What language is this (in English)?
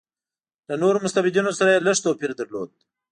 Pashto